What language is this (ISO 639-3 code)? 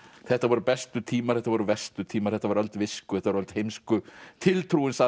isl